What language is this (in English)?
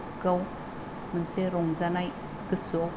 Bodo